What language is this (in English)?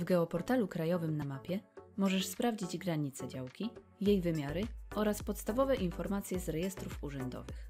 Polish